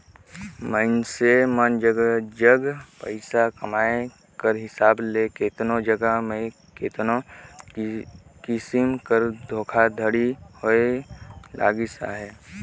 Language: Chhattisgarhi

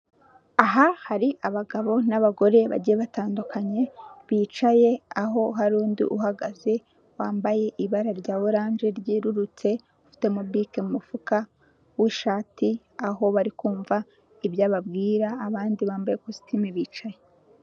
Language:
Kinyarwanda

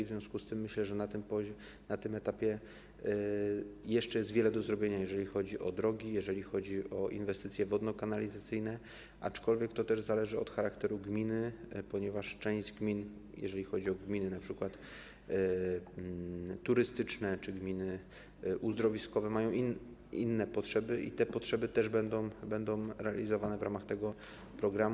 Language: Polish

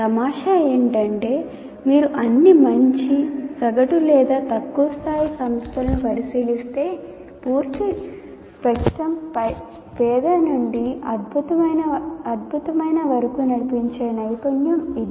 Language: Telugu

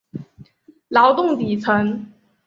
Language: Chinese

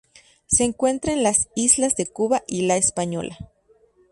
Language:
Spanish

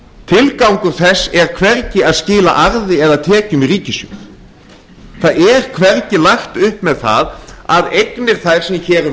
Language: Icelandic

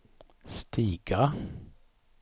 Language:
Swedish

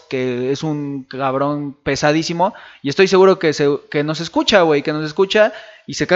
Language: Spanish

